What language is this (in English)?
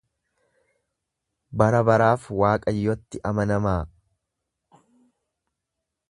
Oromo